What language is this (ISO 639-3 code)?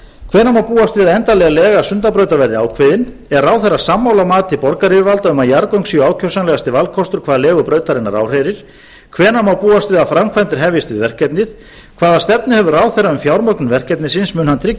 isl